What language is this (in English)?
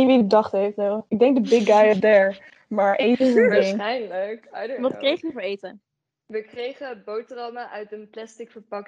Dutch